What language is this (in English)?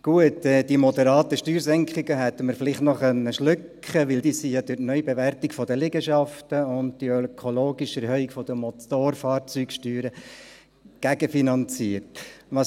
Swiss German